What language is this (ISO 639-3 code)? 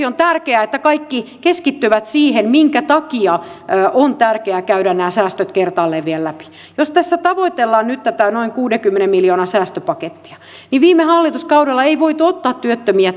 fin